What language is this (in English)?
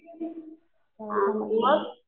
Marathi